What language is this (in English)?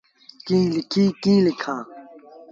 Sindhi Bhil